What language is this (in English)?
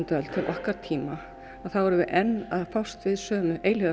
Icelandic